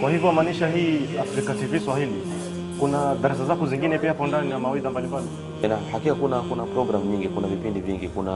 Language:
Swahili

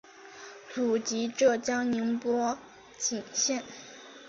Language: Chinese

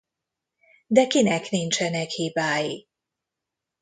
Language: Hungarian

